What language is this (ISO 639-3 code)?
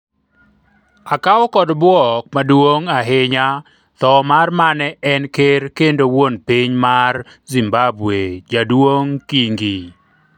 luo